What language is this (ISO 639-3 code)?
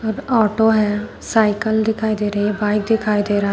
hin